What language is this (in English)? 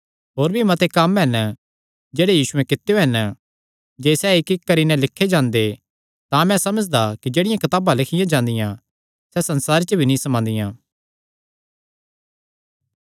Kangri